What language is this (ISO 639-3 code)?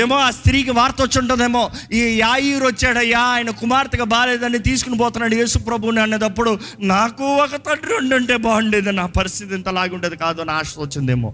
tel